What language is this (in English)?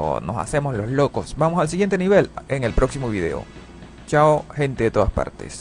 Spanish